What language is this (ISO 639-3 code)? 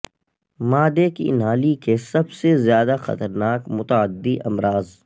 urd